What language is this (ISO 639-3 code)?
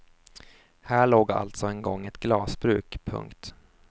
swe